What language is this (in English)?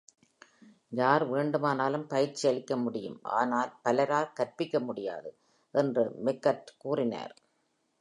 Tamil